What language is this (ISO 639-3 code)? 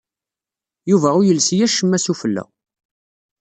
kab